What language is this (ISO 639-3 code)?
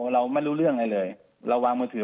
tha